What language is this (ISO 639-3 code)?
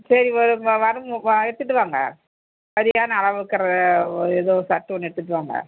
tam